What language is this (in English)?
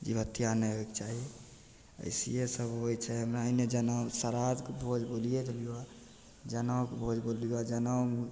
Maithili